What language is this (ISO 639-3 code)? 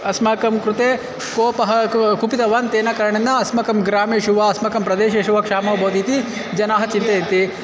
san